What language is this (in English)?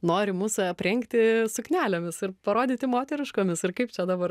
Lithuanian